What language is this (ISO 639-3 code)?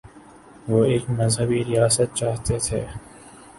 urd